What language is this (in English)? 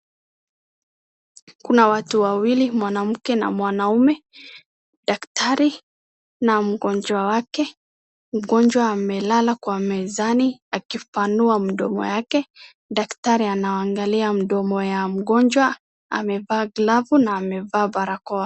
Swahili